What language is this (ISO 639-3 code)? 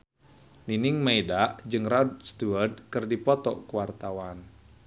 sun